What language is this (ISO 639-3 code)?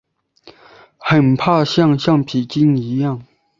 zho